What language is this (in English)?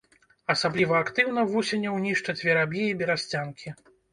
Belarusian